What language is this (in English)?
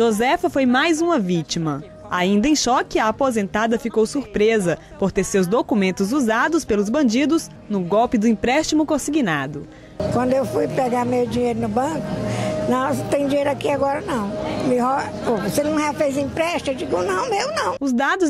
Portuguese